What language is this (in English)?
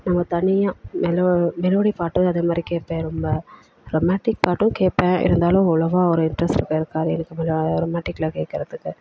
Tamil